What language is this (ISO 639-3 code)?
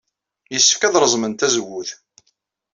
kab